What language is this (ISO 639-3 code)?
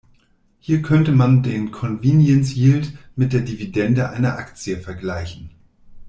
deu